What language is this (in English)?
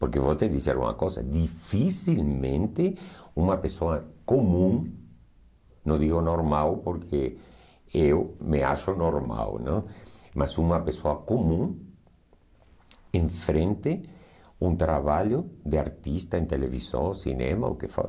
Portuguese